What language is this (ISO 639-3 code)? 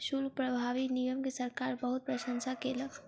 mai